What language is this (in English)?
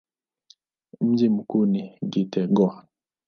Swahili